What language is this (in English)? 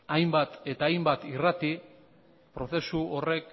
Basque